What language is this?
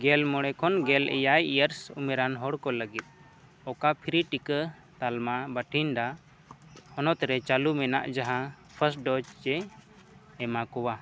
Santali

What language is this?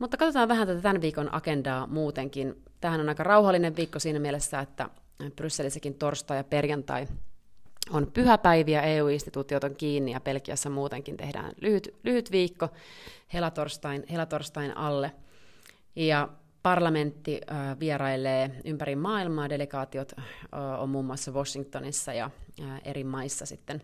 Finnish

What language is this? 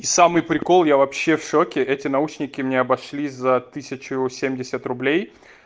Russian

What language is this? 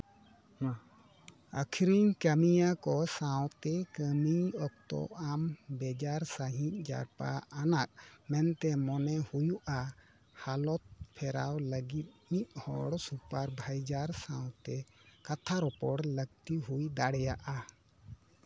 Santali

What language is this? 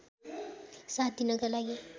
Nepali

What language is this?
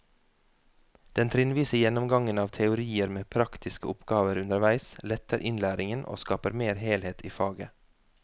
Norwegian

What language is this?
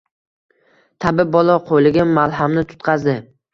Uzbek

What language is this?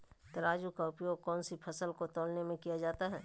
Magahi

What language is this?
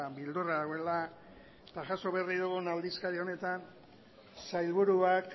Basque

